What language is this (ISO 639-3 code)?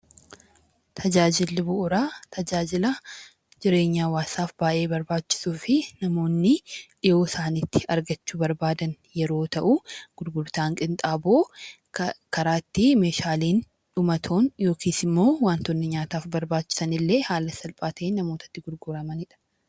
orm